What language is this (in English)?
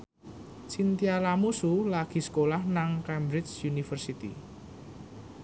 Javanese